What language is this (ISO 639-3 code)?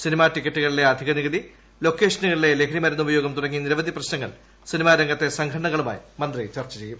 mal